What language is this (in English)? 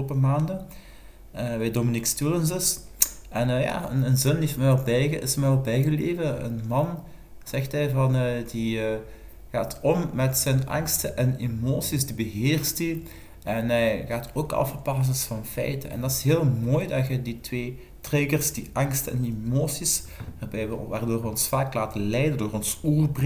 Dutch